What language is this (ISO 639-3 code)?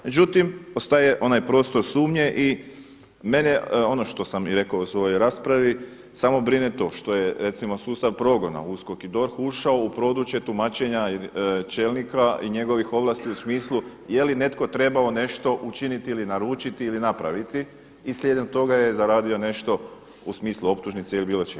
hrv